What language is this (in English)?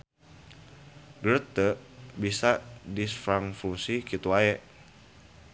Sundanese